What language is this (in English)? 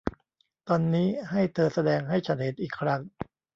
Thai